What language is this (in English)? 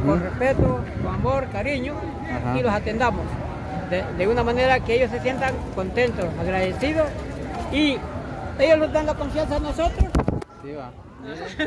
Spanish